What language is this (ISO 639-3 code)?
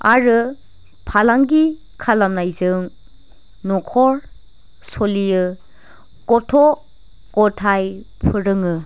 brx